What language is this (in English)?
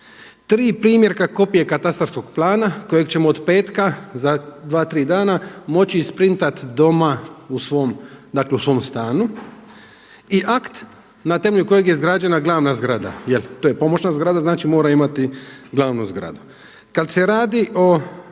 Croatian